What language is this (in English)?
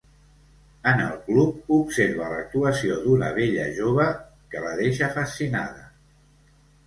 Catalan